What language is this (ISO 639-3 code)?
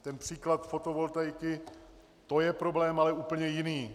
ces